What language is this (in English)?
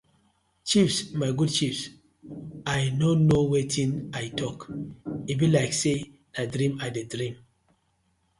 Nigerian Pidgin